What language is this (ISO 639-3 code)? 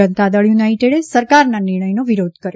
guj